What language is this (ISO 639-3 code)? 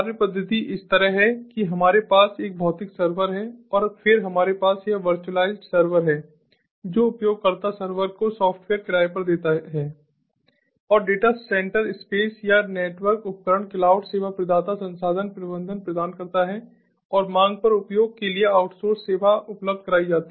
hin